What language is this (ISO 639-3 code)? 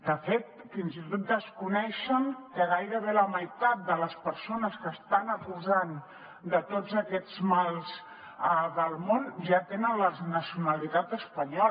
cat